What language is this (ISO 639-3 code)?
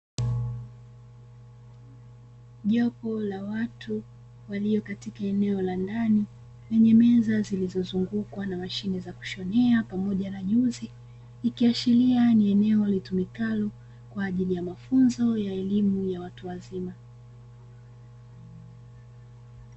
swa